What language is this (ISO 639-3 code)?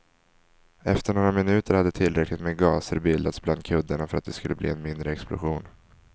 swe